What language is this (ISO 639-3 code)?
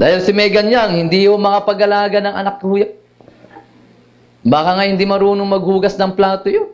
fil